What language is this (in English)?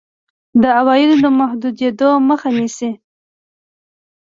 Pashto